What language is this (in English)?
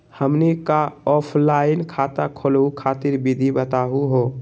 Magahi